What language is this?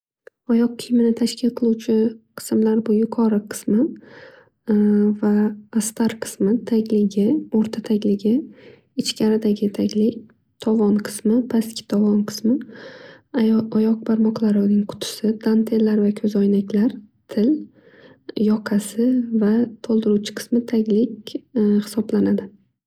Uzbek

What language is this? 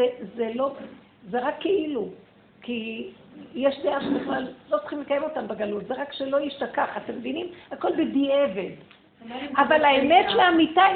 Hebrew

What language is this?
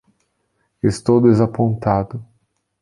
Portuguese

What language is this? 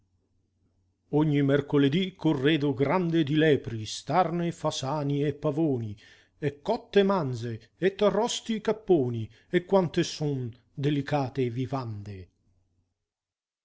Italian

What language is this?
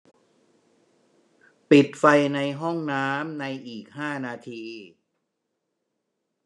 Thai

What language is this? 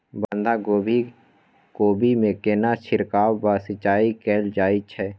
Maithili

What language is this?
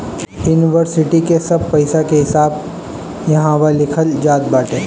Bhojpuri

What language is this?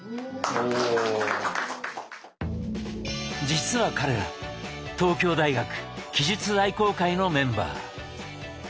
Japanese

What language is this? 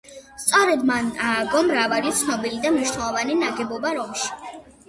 Georgian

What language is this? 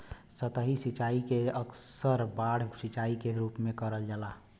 Bhojpuri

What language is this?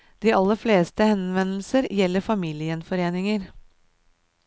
Norwegian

